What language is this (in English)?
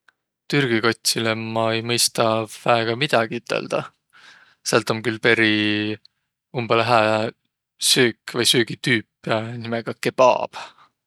Võro